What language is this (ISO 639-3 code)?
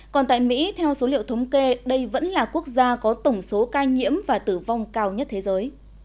vie